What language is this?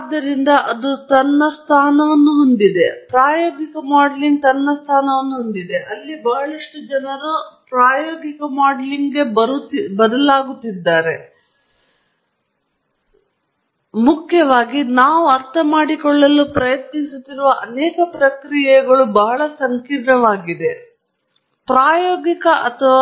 Kannada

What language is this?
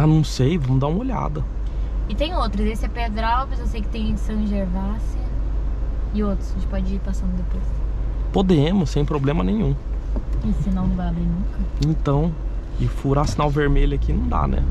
Portuguese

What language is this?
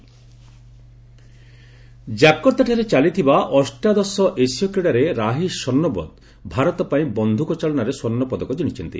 Odia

